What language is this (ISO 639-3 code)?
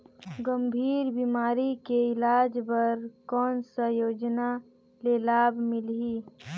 hne